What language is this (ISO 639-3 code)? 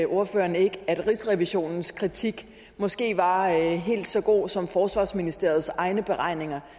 dan